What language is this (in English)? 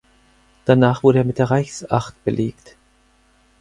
German